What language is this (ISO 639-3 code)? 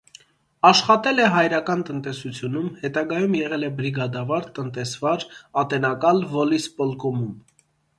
hye